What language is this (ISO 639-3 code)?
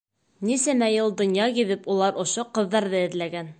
bak